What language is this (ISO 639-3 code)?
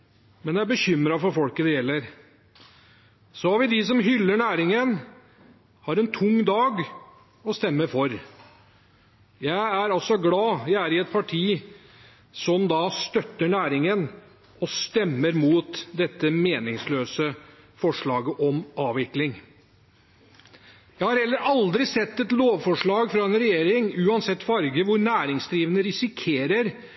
nob